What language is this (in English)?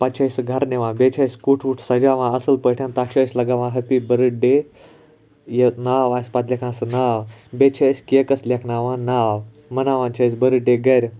Kashmiri